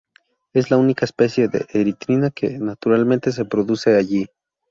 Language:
Spanish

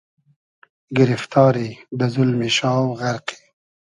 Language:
Hazaragi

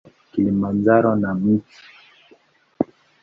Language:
Swahili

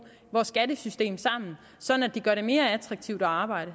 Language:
Danish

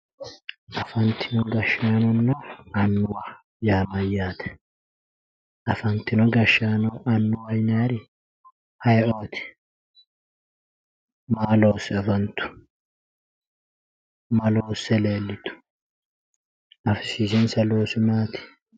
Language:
Sidamo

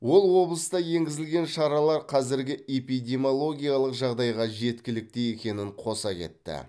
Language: Kazakh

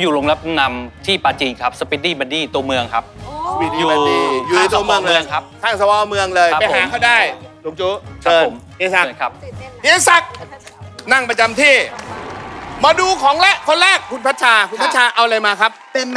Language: Thai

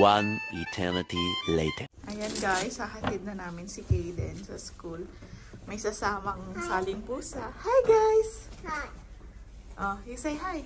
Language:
Filipino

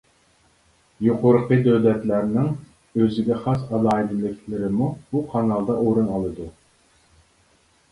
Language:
Uyghur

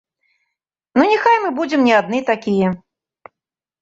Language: Belarusian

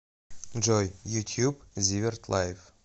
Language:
Russian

